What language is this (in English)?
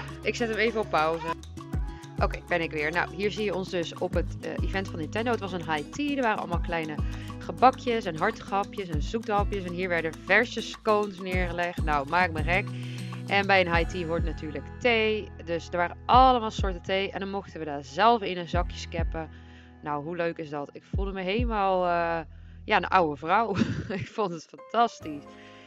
Dutch